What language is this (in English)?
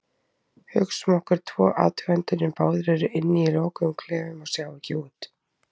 Icelandic